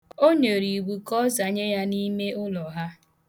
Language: Igbo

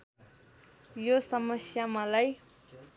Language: Nepali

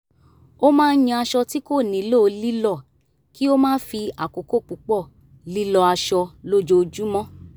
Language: Yoruba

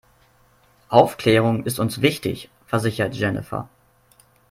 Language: German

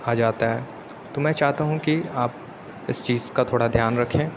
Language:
Urdu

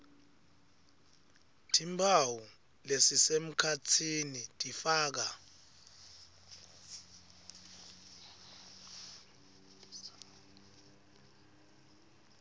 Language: Swati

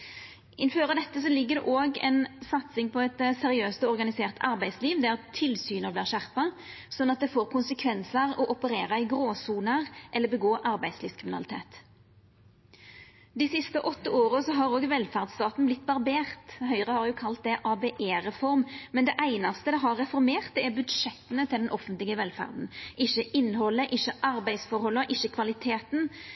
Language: Norwegian Nynorsk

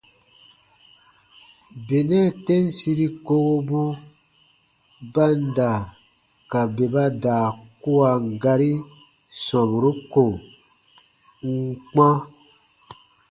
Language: Baatonum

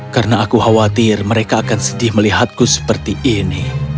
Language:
Indonesian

